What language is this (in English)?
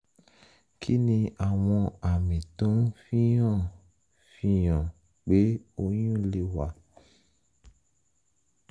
Yoruba